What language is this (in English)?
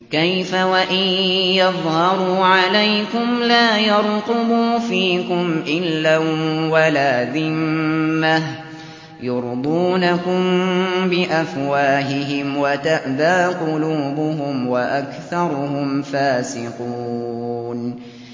Arabic